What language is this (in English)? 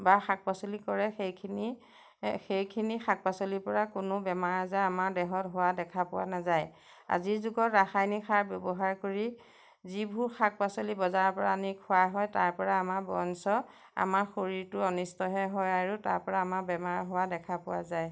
Assamese